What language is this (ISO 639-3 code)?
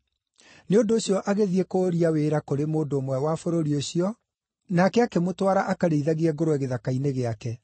kik